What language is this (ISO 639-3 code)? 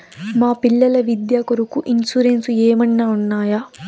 tel